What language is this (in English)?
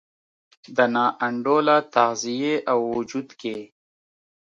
Pashto